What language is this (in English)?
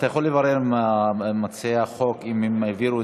Hebrew